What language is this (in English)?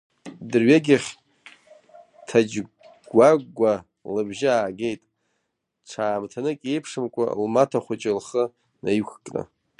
Abkhazian